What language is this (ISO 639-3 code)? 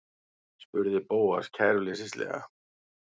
isl